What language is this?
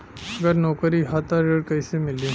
Bhojpuri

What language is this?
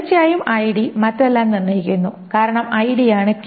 Malayalam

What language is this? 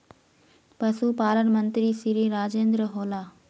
Magahi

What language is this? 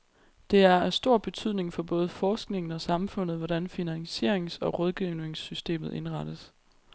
Danish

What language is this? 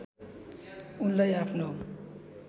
Nepali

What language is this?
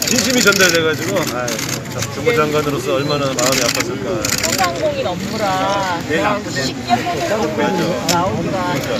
Korean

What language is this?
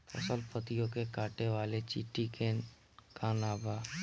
Bhojpuri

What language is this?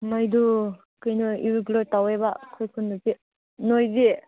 Manipuri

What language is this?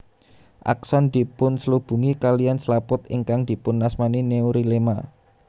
Javanese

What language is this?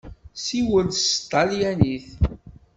Kabyle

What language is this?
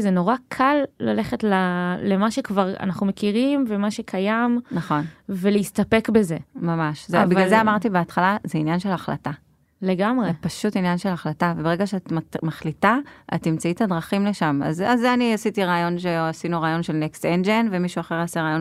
Hebrew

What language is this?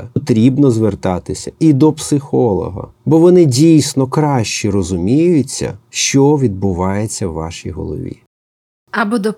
Ukrainian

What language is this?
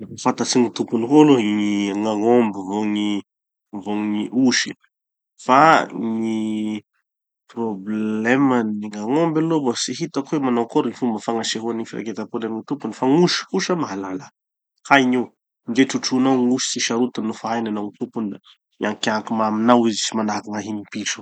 Tanosy Malagasy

